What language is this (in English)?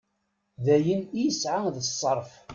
Kabyle